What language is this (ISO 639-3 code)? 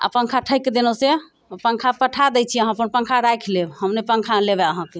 mai